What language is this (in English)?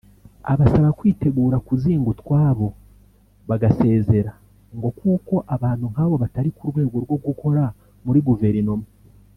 Kinyarwanda